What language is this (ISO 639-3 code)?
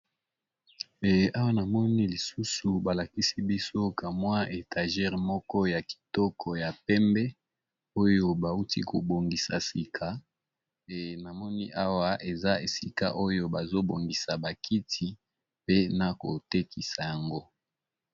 lin